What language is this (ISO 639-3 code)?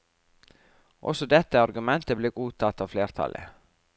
nor